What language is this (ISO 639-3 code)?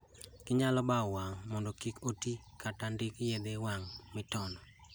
luo